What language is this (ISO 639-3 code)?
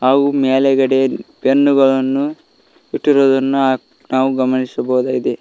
kan